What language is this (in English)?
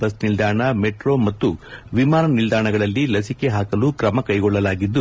Kannada